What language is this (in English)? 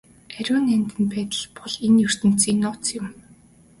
Mongolian